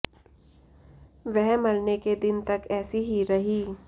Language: Hindi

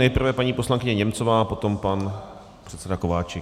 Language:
Czech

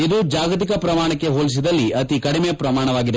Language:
Kannada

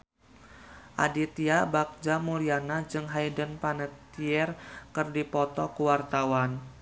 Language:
Sundanese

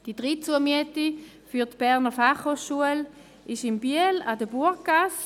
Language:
Swiss German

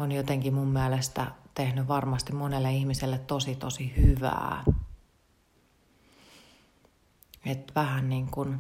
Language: Finnish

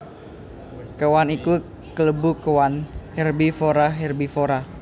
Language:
Javanese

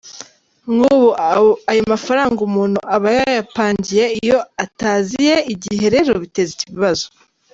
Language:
Kinyarwanda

